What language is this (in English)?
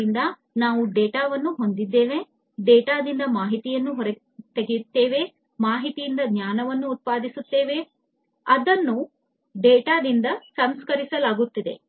Kannada